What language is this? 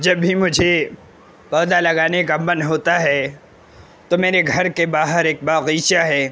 Urdu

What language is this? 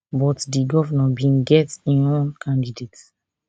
Nigerian Pidgin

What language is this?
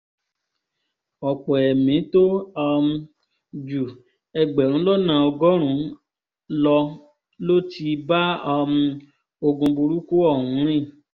Yoruba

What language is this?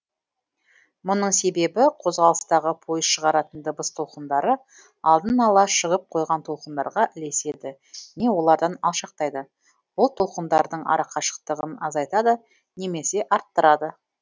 Kazakh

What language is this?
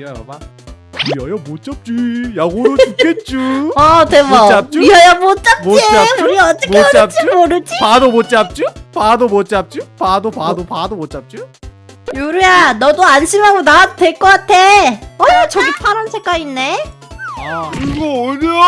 Korean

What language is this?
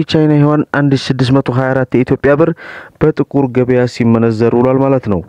Arabic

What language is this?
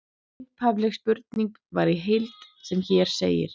Icelandic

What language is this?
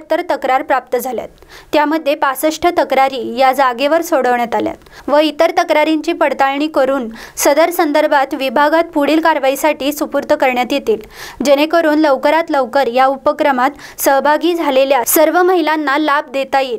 Hindi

